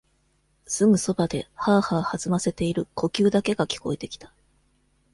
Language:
Japanese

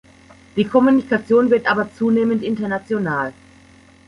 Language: German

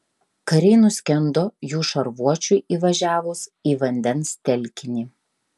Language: Lithuanian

